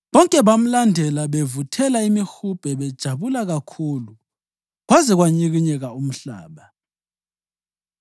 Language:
North Ndebele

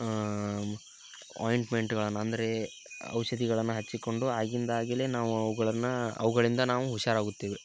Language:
Kannada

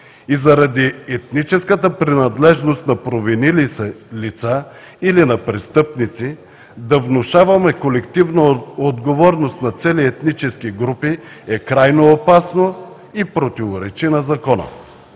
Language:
Bulgarian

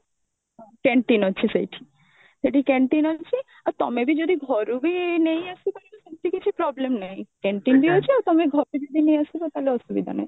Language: Odia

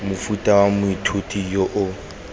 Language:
Tswana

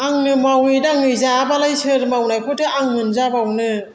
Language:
Bodo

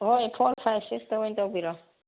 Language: Manipuri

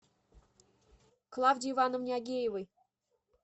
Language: Russian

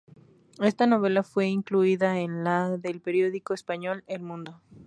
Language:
Spanish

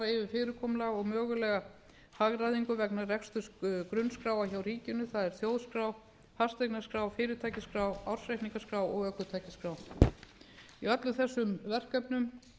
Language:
Icelandic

